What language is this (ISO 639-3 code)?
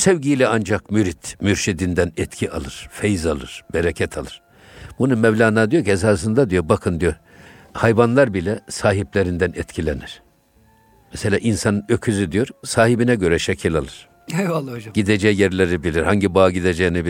tur